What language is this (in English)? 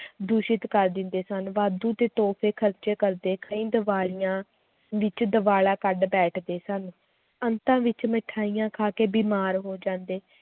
Punjabi